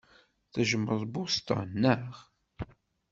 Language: Kabyle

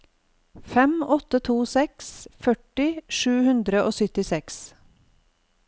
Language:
Norwegian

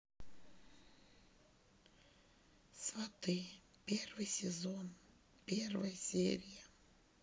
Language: Russian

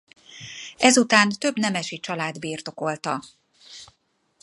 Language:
Hungarian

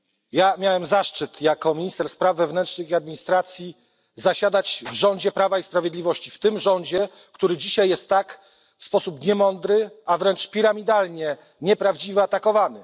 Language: Polish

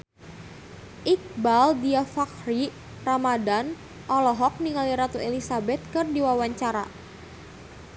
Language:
Sundanese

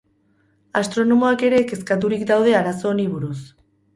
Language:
Basque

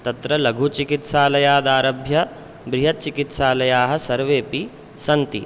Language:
Sanskrit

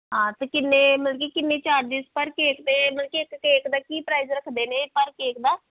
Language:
Punjabi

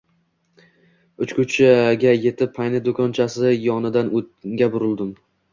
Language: Uzbek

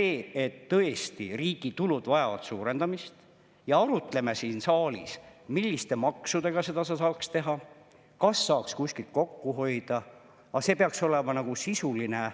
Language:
Estonian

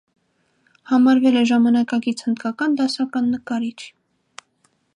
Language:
Armenian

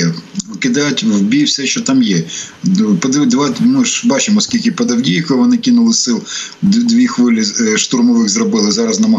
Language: Ukrainian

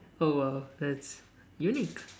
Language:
English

